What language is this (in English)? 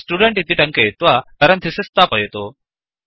Sanskrit